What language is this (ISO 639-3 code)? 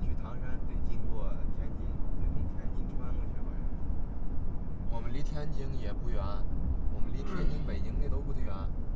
zho